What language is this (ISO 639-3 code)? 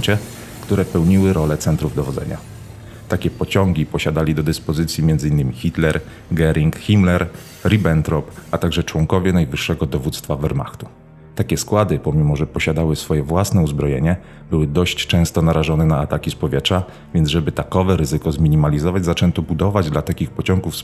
pol